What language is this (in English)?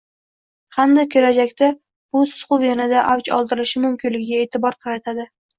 Uzbek